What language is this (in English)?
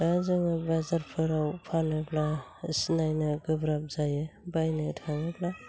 Bodo